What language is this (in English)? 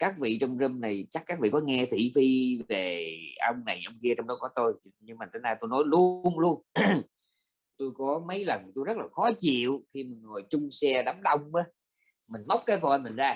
Vietnamese